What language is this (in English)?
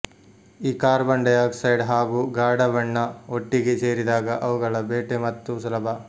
Kannada